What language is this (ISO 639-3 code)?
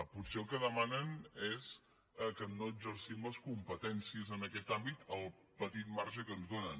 cat